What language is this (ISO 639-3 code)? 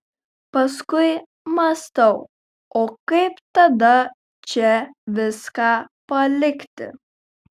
lit